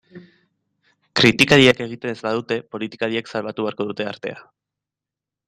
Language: Basque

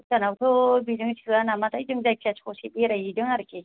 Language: Bodo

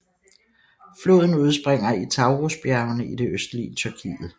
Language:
Danish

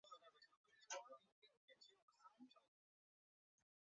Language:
Chinese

